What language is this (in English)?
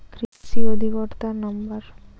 Bangla